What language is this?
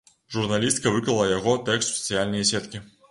Belarusian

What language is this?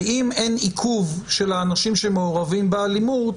Hebrew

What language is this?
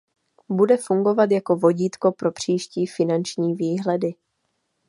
Czech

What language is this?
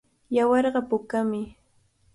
Cajatambo North Lima Quechua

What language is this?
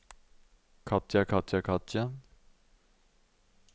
Norwegian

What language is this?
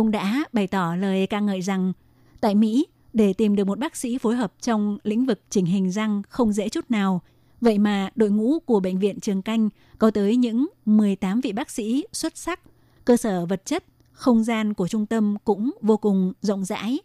Vietnamese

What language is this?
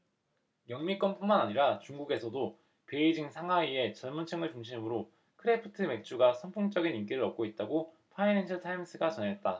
Korean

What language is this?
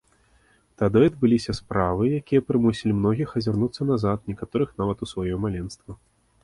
Belarusian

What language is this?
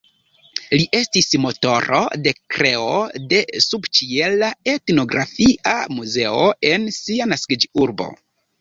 Esperanto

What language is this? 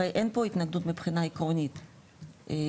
Hebrew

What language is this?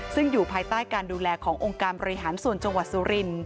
Thai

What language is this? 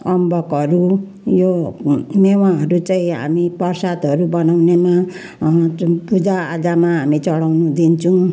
Nepali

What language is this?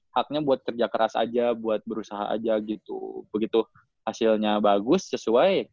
Indonesian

